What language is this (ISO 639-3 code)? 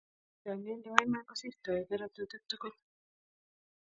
kln